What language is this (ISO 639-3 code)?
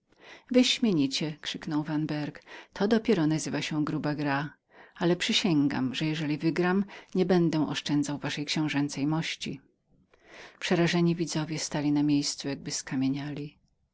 pol